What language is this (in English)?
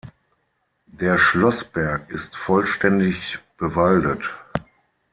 German